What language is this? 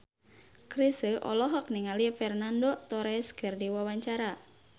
Sundanese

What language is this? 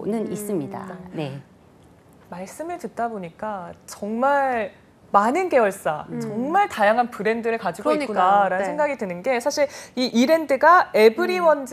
Korean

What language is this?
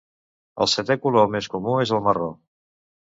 Catalan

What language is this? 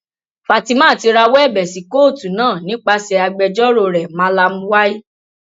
Yoruba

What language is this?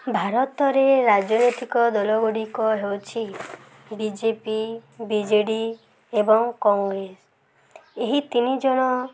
Odia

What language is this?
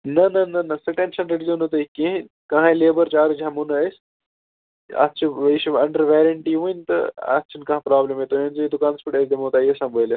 Kashmiri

